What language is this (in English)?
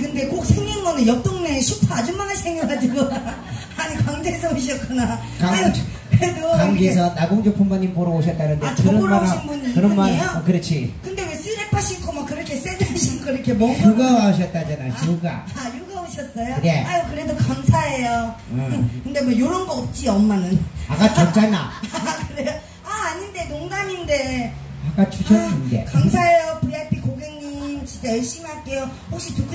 Korean